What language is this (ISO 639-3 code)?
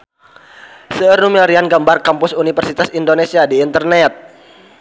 sun